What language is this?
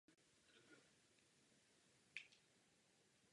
Czech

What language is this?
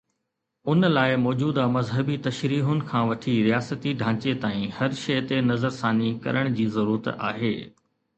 Sindhi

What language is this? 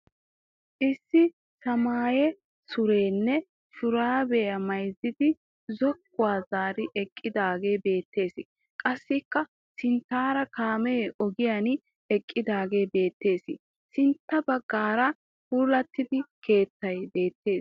Wolaytta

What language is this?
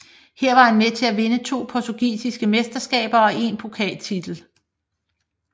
Danish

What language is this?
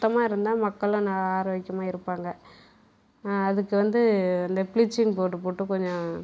Tamil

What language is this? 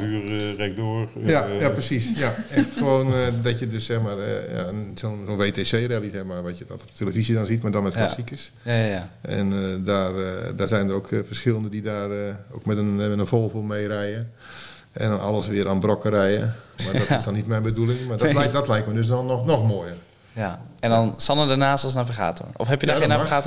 Dutch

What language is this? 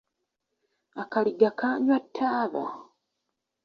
Ganda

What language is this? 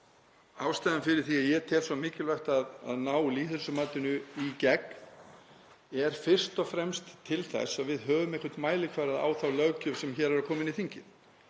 Icelandic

